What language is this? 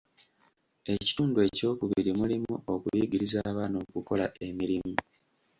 Ganda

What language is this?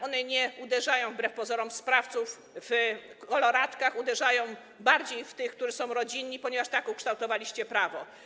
Polish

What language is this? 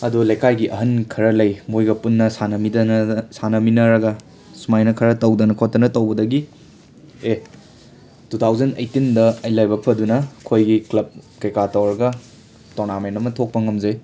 Manipuri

